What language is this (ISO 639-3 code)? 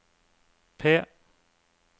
nor